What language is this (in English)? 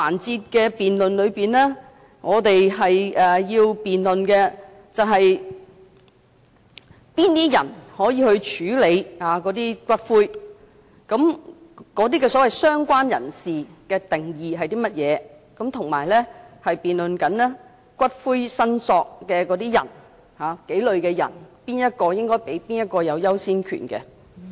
Cantonese